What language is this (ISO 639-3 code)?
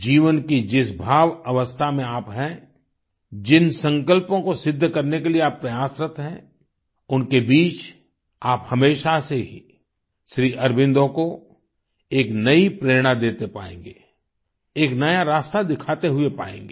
hin